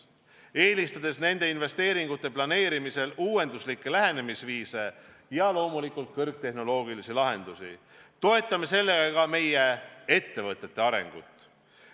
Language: Estonian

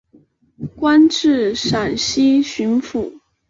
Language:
Chinese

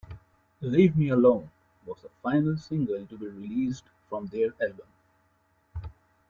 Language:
English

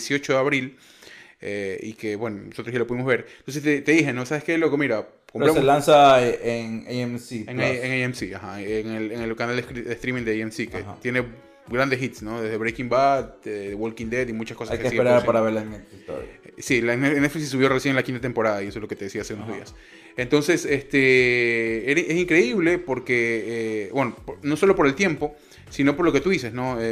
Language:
Spanish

